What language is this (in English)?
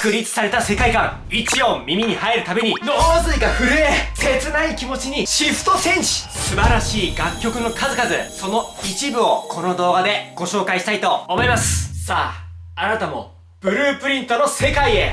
Japanese